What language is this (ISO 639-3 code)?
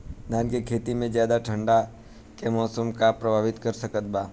bho